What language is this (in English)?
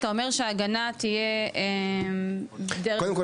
Hebrew